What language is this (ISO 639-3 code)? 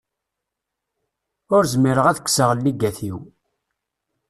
kab